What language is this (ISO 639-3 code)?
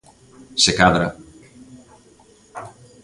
glg